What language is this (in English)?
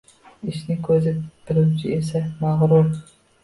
Uzbek